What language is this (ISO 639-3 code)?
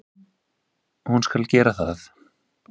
isl